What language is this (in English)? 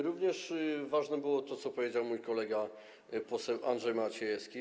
Polish